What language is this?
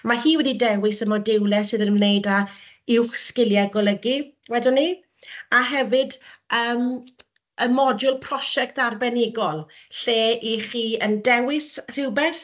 Welsh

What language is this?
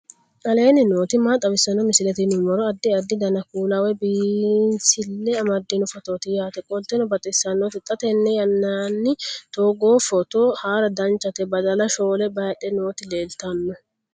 Sidamo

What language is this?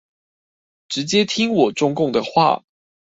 Chinese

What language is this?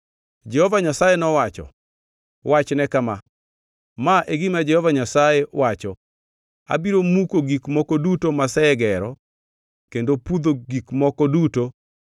Luo (Kenya and Tanzania)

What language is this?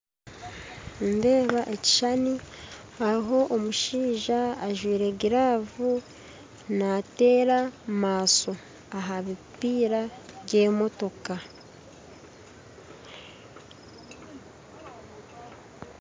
Nyankole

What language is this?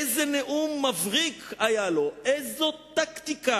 Hebrew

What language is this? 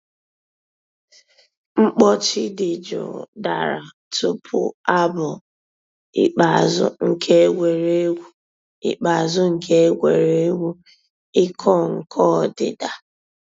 Igbo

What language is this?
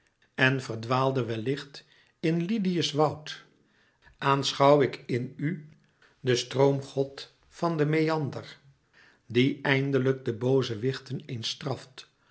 Dutch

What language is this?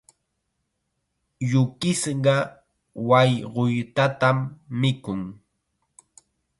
Chiquián Ancash Quechua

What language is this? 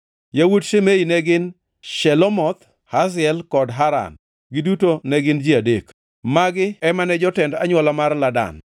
Luo (Kenya and Tanzania)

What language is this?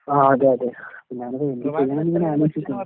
Malayalam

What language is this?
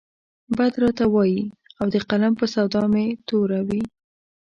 Pashto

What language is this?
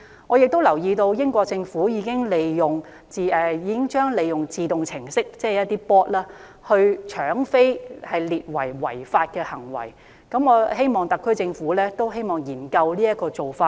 Cantonese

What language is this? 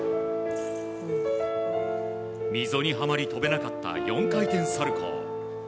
Japanese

